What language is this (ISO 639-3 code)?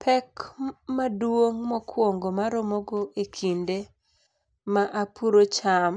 luo